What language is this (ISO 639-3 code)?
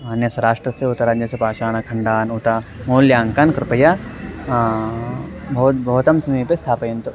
san